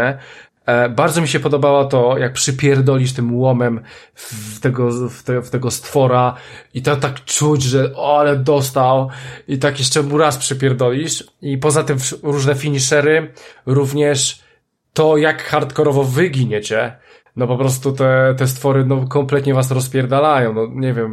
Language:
Polish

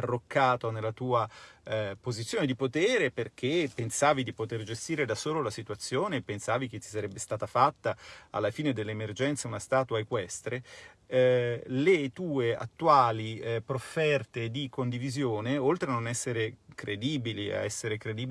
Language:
Italian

